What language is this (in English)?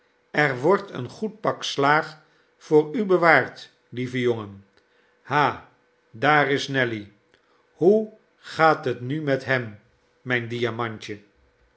Dutch